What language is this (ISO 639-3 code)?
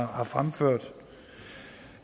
dan